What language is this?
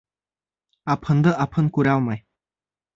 Bashkir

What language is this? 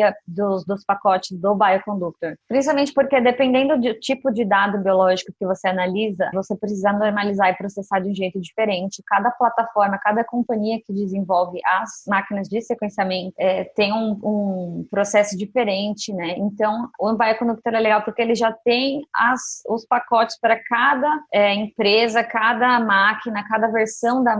Portuguese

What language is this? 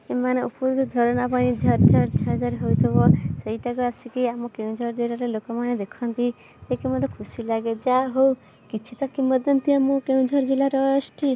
Odia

